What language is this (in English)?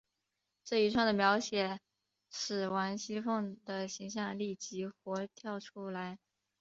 Chinese